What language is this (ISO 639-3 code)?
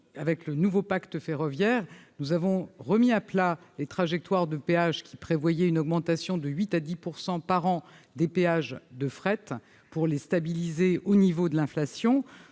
fra